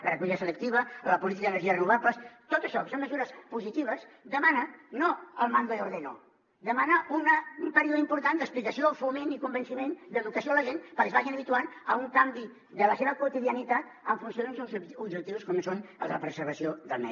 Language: Catalan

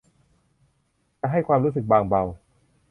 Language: Thai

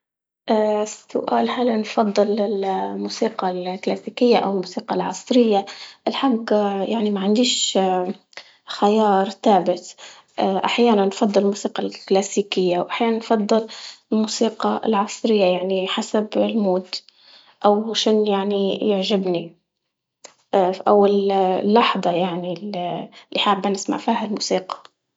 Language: Libyan Arabic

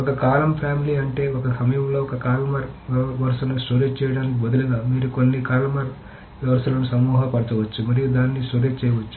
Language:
Telugu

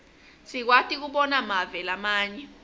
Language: Swati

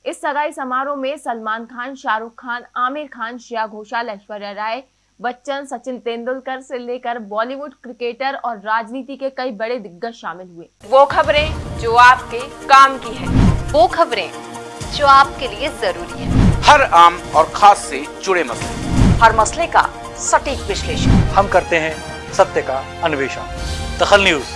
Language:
Hindi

